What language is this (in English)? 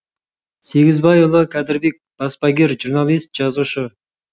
Kazakh